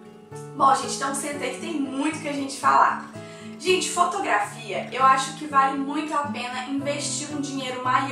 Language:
Portuguese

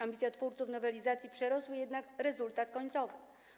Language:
Polish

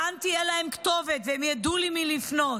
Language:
Hebrew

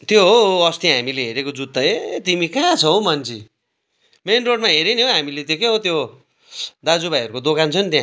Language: Nepali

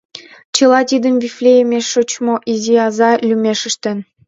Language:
Mari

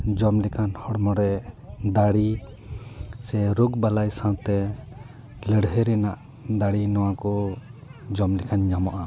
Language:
Santali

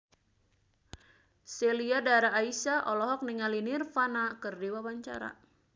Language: Sundanese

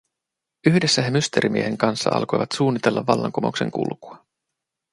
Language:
Finnish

